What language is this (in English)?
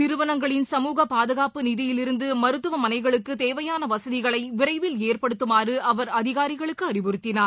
Tamil